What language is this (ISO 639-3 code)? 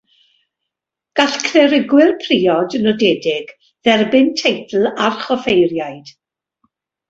cym